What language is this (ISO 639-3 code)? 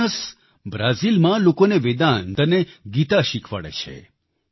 guj